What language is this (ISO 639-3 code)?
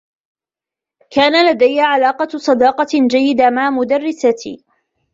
ara